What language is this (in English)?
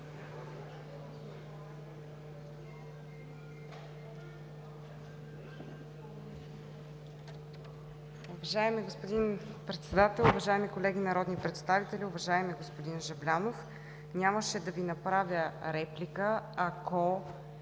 Bulgarian